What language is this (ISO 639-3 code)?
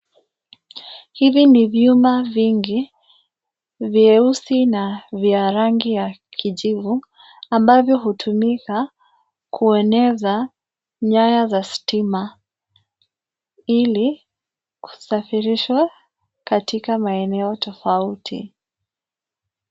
swa